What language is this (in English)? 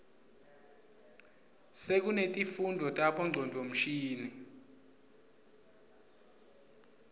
Swati